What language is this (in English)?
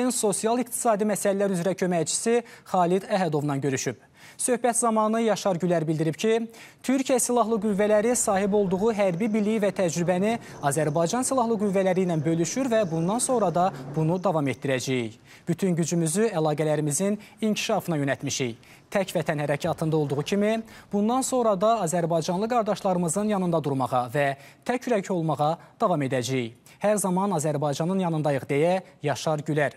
Turkish